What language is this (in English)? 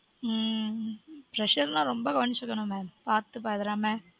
Tamil